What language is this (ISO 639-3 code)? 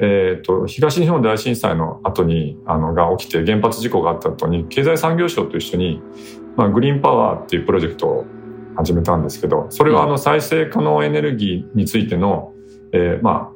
jpn